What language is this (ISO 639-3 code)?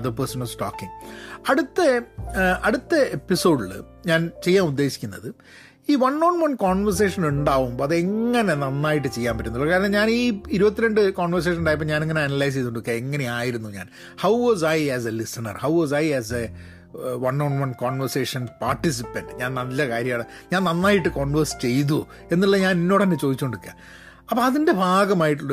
mal